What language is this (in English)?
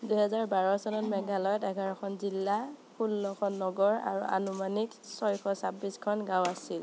Assamese